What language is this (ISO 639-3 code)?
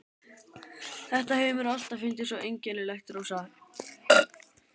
isl